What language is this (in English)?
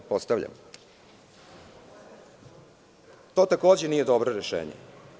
Serbian